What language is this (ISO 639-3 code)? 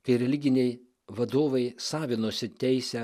lit